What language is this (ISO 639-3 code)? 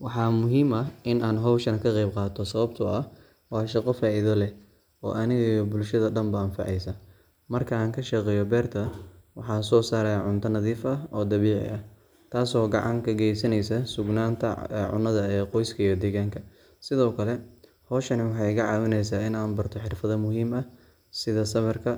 som